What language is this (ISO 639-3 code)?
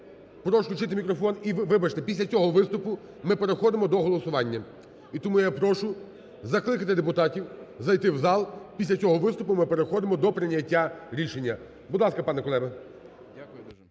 ukr